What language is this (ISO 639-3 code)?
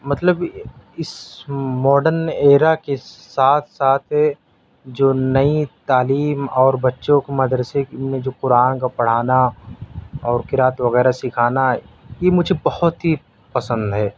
urd